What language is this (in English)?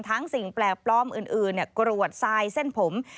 Thai